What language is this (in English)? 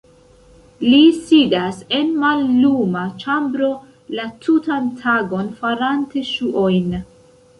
Esperanto